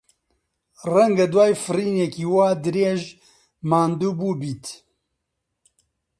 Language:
Central Kurdish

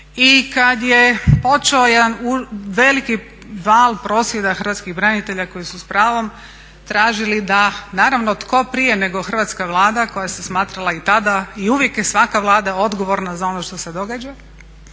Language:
Croatian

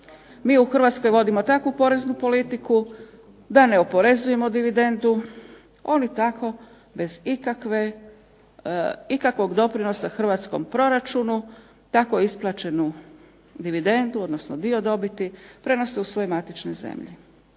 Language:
Croatian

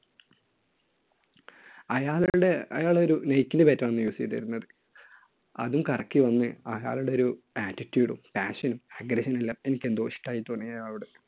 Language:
Malayalam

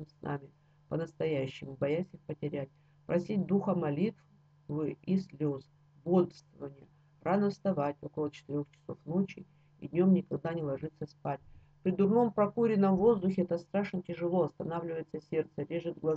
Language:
Russian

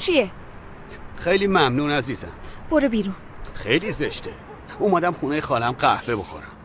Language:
Persian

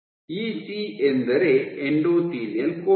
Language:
Kannada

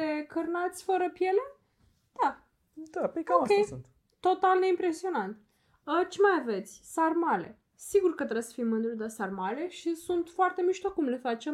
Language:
Romanian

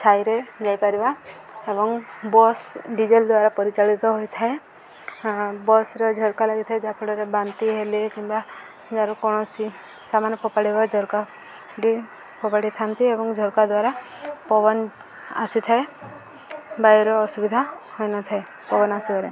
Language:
Odia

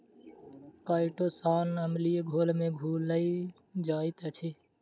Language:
Maithili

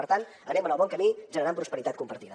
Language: Catalan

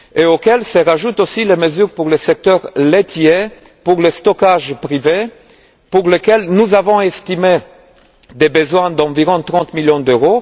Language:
French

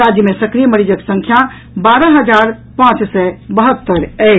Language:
Maithili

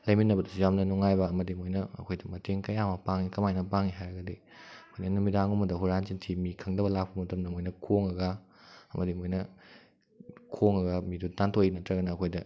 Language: Manipuri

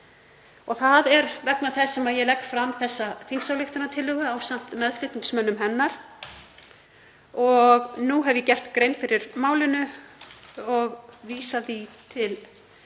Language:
Icelandic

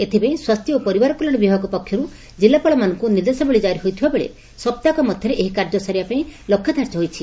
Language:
Odia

